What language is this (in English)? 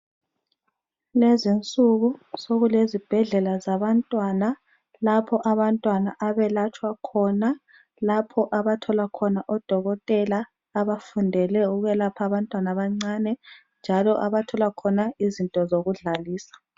North Ndebele